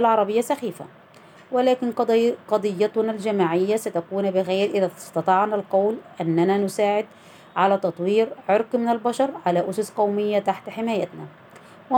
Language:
Arabic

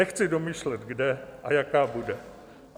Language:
Czech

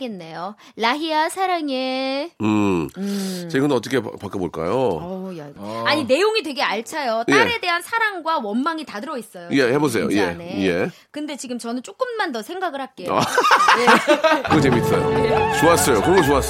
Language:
Korean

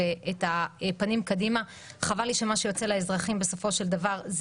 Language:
Hebrew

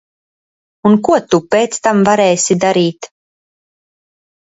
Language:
Latvian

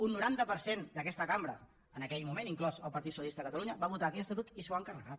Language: Catalan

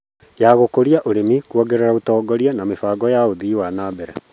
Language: Kikuyu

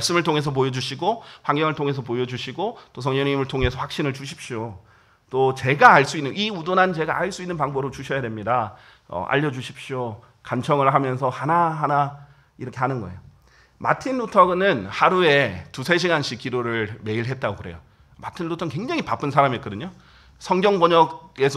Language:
Korean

